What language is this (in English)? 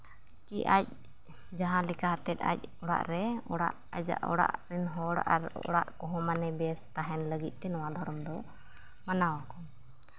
Santali